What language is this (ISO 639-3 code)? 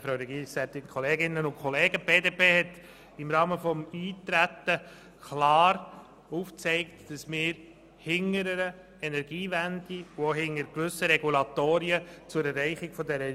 gsw